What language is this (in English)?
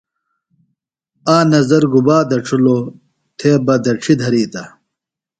Phalura